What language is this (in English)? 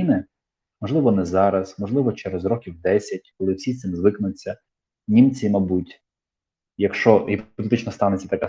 Ukrainian